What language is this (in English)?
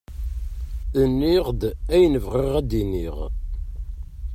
Kabyle